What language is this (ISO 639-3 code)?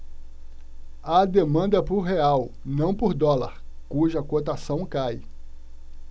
por